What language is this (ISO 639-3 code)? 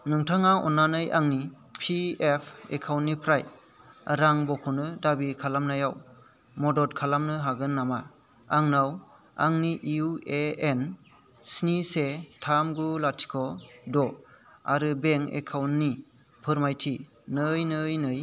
brx